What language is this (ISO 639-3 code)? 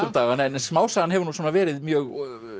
isl